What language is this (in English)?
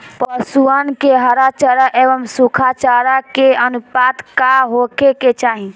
Bhojpuri